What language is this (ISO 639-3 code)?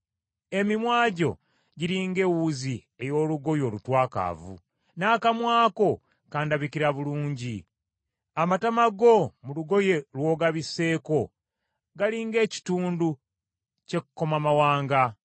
lug